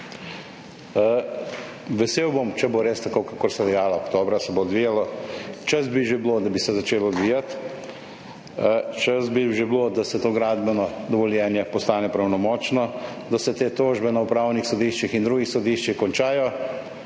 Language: Slovenian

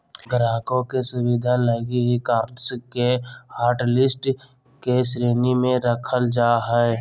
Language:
Magahi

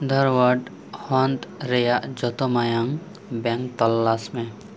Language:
Santali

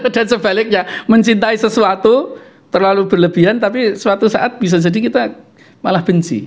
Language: Indonesian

